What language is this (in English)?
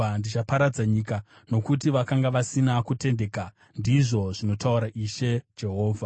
Shona